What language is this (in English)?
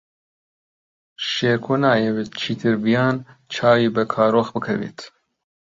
Central Kurdish